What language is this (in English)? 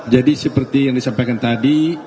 Indonesian